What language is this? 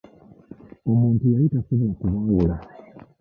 Ganda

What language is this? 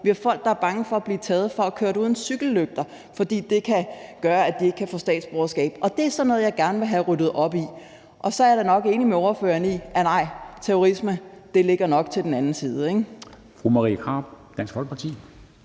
Danish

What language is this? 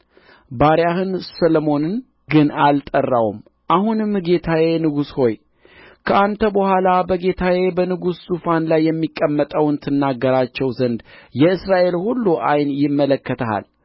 Amharic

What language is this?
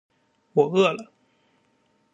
Chinese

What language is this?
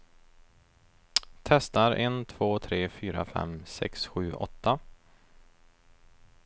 Swedish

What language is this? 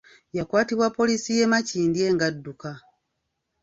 Ganda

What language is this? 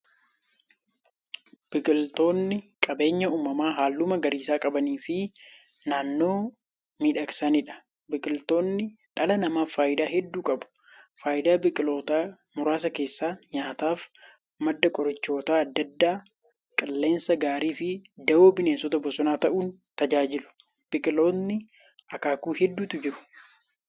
Oromo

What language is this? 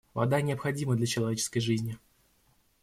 Russian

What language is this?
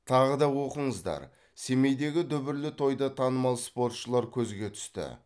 Kazakh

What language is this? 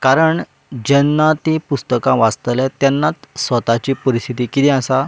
Konkani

